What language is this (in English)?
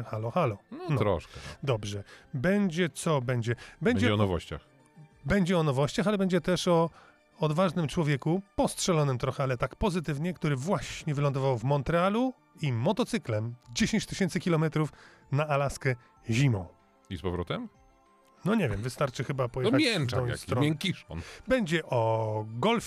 Polish